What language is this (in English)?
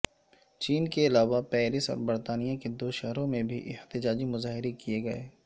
Urdu